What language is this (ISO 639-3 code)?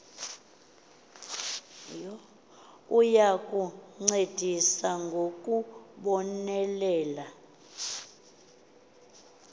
xho